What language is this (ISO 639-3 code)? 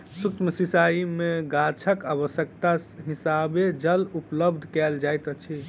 mai